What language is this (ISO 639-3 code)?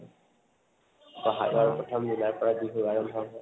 asm